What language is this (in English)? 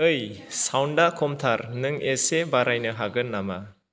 Bodo